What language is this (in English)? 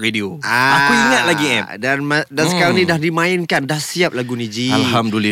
Malay